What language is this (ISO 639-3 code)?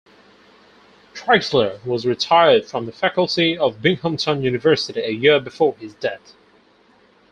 eng